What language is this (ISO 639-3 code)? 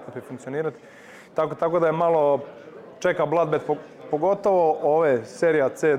hrv